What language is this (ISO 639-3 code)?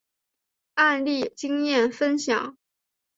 zho